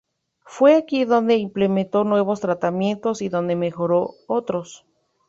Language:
Spanish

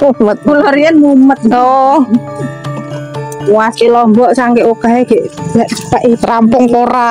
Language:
Indonesian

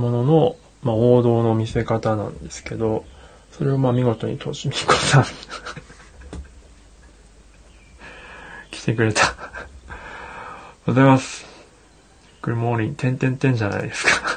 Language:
Japanese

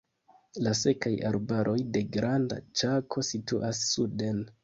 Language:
Esperanto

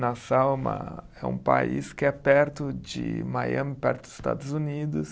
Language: Portuguese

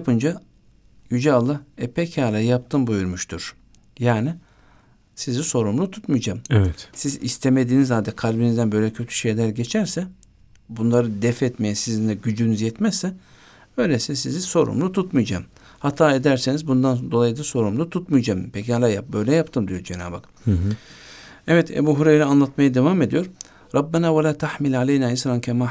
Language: Turkish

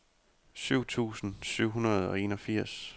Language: Danish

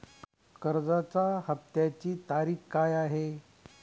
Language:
Marathi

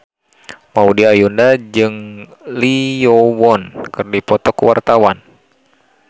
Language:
Sundanese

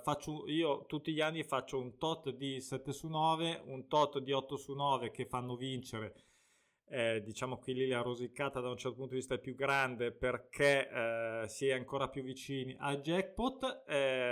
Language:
Italian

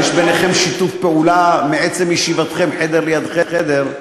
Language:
Hebrew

